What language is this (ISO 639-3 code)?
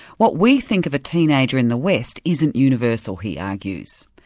eng